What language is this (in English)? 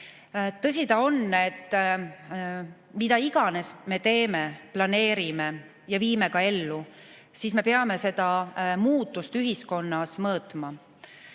Estonian